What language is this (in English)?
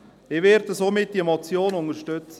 Swiss German